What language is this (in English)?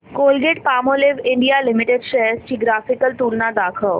Marathi